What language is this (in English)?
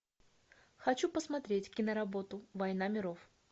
Russian